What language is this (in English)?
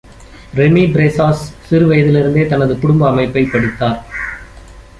Tamil